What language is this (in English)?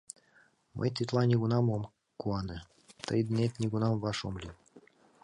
Mari